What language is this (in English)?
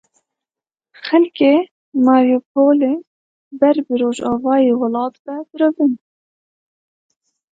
Kurdish